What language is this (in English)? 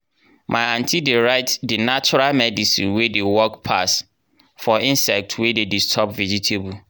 Nigerian Pidgin